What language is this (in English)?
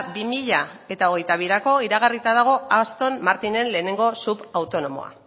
Basque